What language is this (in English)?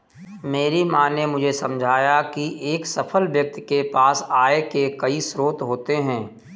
Hindi